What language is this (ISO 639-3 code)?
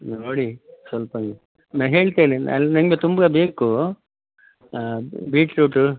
kan